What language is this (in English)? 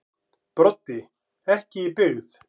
Icelandic